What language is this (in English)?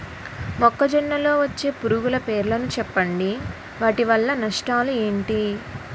Telugu